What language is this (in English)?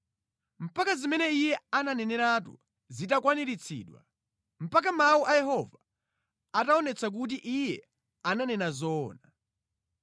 Nyanja